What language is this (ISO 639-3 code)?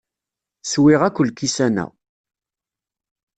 kab